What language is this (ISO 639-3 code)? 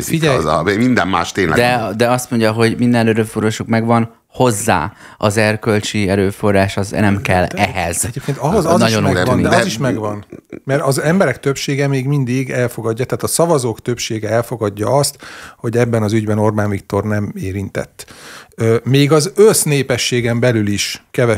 hun